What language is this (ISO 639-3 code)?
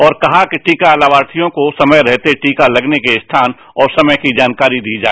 hin